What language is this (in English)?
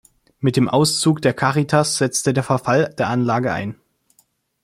German